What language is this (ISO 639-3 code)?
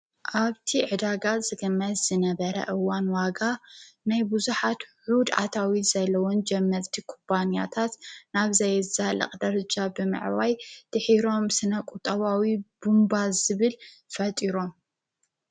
tir